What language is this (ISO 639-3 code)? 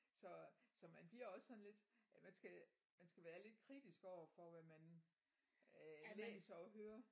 dan